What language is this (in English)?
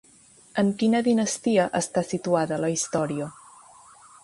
Catalan